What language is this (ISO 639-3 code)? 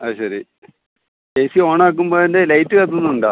mal